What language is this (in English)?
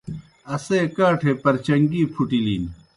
Kohistani Shina